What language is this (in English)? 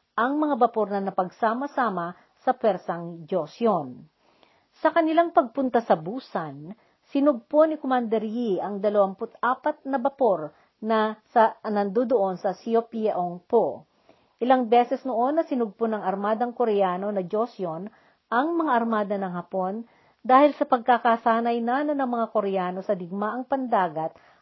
Filipino